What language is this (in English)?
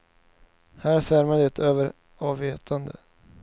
Swedish